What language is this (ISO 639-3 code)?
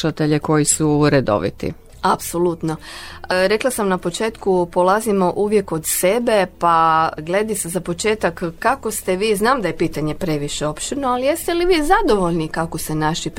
hrv